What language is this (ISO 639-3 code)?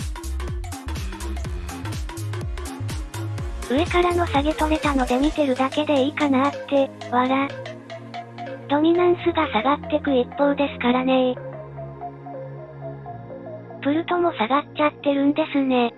jpn